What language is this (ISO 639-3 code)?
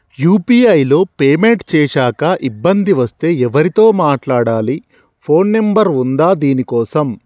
tel